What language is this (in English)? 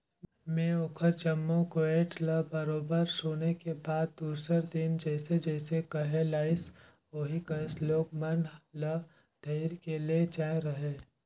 Chhattisgarhi